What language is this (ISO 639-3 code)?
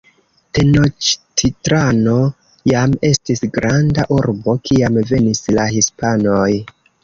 epo